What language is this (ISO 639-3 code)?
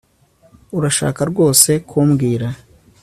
kin